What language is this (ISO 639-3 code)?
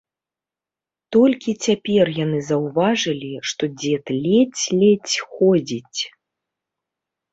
bel